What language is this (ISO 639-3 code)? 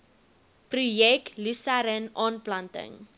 afr